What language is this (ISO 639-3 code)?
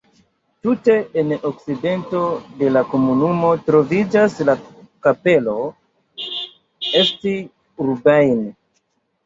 epo